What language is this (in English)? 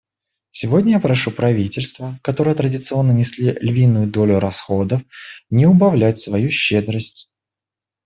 Russian